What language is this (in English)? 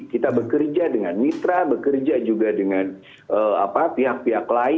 Indonesian